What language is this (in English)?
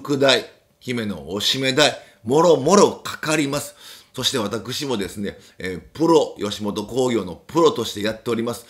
Japanese